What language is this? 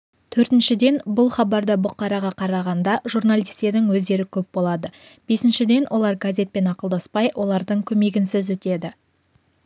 Kazakh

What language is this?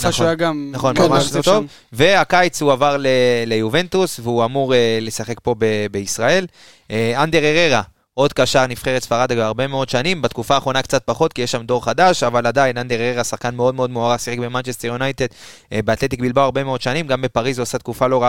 Hebrew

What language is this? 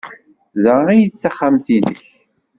Kabyle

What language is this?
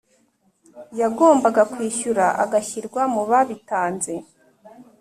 Kinyarwanda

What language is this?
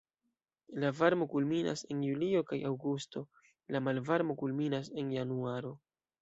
Esperanto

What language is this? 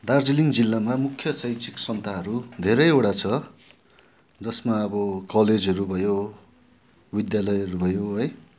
Nepali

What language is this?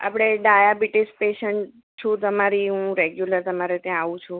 Gujarati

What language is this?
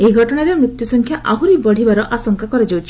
Odia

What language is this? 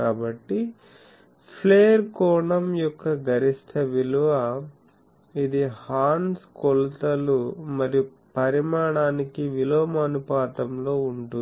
Telugu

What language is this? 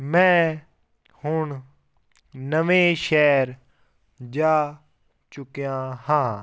Punjabi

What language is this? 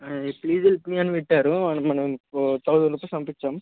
Telugu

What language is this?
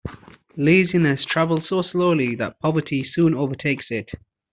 English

